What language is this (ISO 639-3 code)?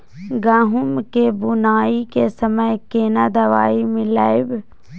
mai